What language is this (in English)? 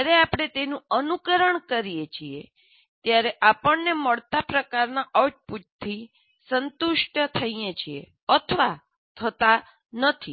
Gujarati